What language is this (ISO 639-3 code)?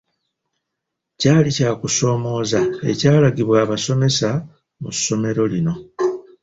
lug